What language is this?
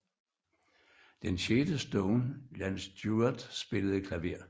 Danish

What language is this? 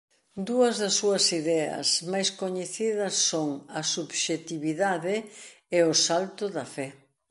Galician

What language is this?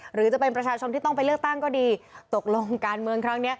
Thai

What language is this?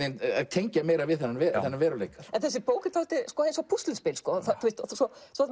Icelandic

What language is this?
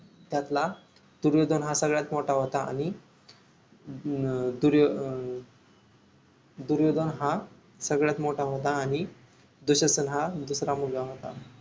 Marathi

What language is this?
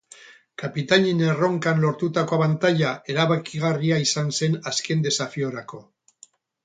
Basque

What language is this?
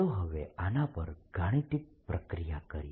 Gujarati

